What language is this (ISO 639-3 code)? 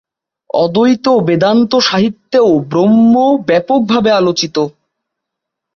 ben